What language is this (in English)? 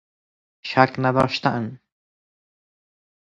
Persian